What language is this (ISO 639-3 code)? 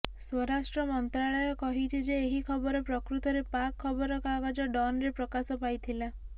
ori